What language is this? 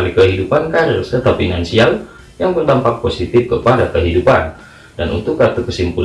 Indonesian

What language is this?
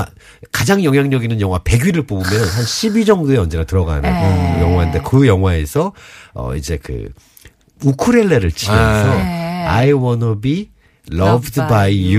Korean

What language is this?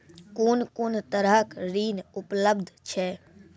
Maithili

